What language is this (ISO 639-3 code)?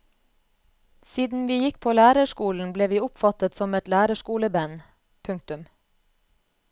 nor